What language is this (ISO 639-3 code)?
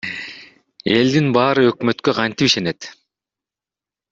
kir